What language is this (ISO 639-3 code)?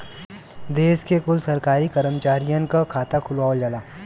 bho